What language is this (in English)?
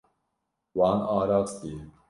Kurdish